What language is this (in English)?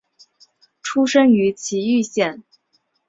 Chinese